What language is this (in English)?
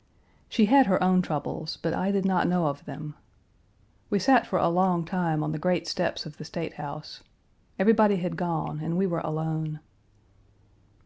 English